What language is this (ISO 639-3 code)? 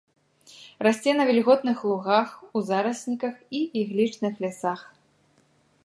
bel